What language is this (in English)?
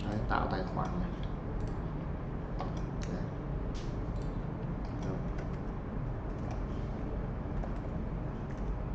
Vietnamese